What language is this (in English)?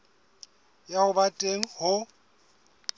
Southern Sotho